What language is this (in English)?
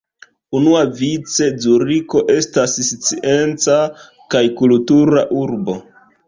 Esperanto